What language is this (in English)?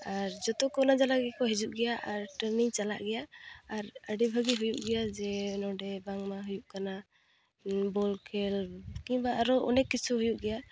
Santali